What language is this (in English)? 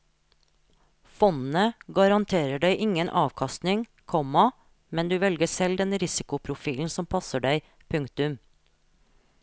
Norwegian